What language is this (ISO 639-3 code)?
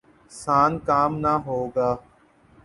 urd